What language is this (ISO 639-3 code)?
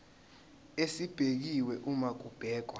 zul